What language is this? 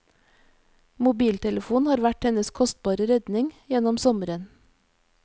Norwegian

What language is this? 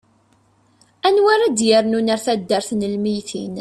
Kabyle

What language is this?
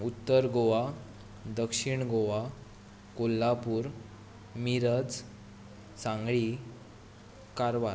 Konkani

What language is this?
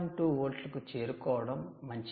Telugu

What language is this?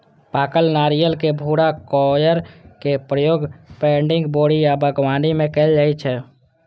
Maithili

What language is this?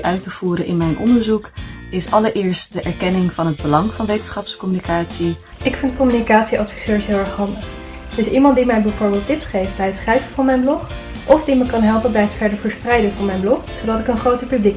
Dutch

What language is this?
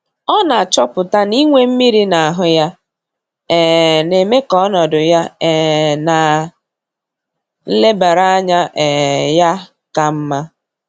Igbo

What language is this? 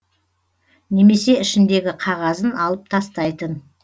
Kazakh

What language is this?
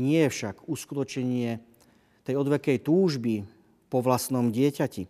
Slovak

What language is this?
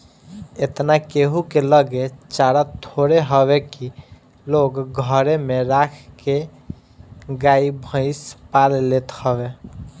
Bhojpuri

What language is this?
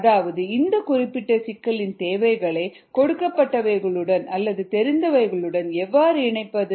Tamil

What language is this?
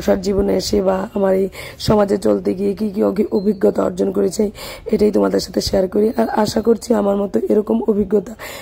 Bangla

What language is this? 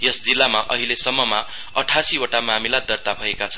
Nepali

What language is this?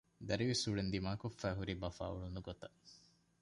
Divehi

